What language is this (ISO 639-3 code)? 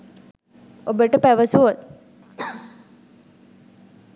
sin